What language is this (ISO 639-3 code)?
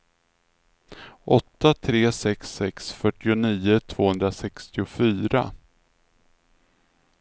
swe